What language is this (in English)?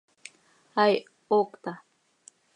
Seri